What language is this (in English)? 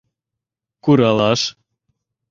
Mari